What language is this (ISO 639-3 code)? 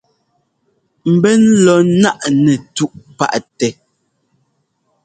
jgo